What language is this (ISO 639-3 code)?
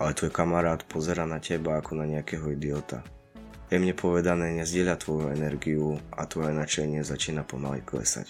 slk